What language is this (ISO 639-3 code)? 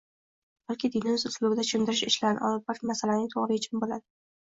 uzb